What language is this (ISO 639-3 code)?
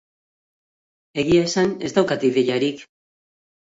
eus